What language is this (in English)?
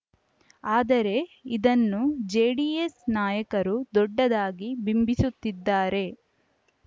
Kannada